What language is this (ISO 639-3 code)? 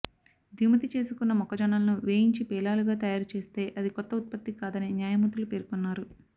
tel